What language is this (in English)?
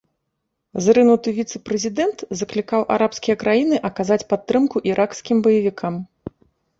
Belarusian